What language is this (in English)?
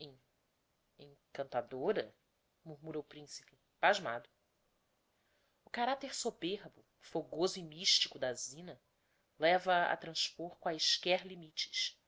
Portuguese